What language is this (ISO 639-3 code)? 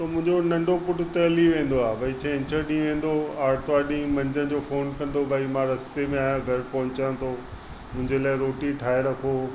snd